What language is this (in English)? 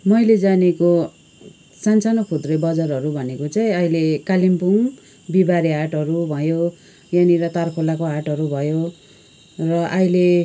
Nepali